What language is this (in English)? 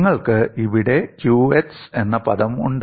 Malayalam